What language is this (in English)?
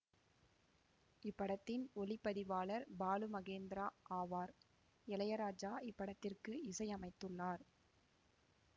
Tamil